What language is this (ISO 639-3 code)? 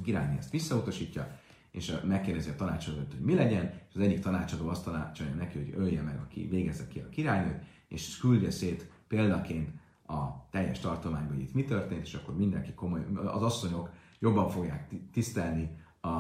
hun